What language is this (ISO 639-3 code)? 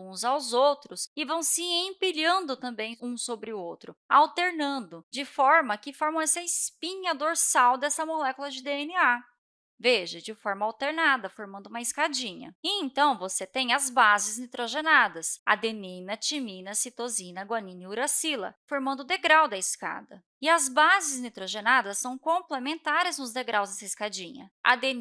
por